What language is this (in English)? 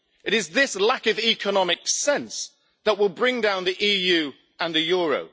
English